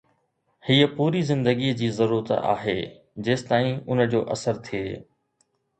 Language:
Sindhi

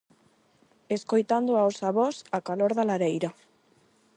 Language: Galician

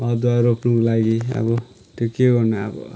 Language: Nepali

